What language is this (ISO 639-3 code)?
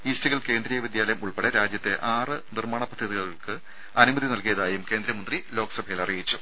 mal